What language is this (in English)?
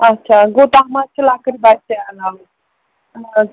Kashmiri